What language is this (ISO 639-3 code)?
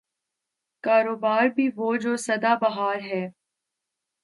urd